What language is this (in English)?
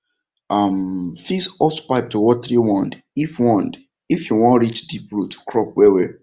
Nigerian Pidgin